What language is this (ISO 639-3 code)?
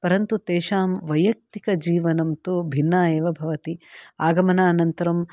san